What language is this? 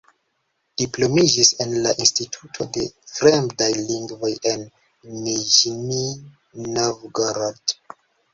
Esperanto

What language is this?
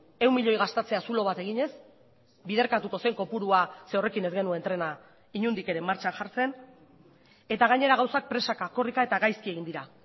Basque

